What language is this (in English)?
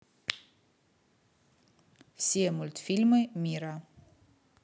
Russian